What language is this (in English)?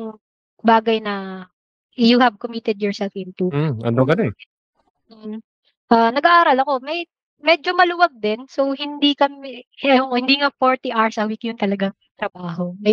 Filipino